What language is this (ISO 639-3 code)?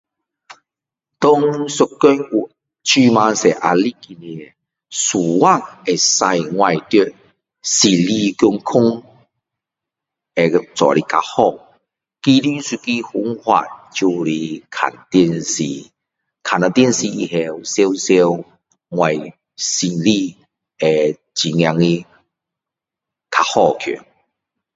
cdo